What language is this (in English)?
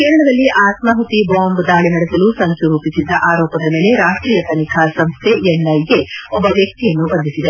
Kannada